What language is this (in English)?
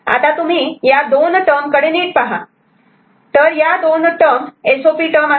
Marathi